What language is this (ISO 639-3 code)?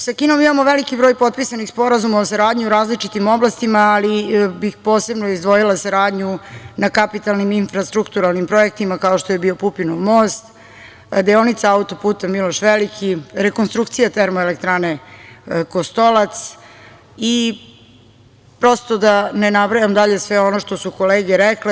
srp